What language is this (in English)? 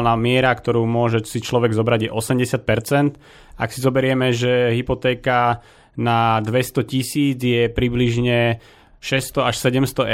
Slovak